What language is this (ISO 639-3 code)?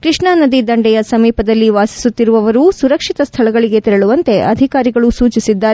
kan